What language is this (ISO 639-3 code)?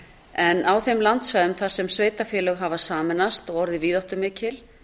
isl